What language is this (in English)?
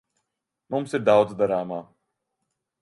Latvian